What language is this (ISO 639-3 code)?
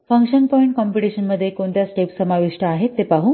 mar